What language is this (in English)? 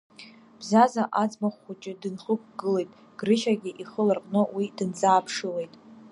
Abkhazian